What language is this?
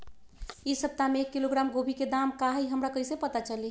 Magahi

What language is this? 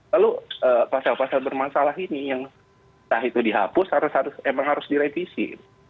Indonesian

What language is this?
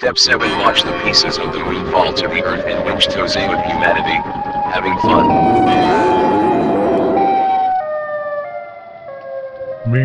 English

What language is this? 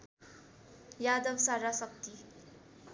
Nepali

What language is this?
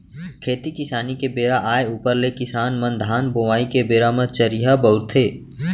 Chhattisgarhi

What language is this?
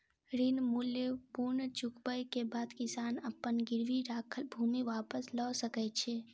Maithili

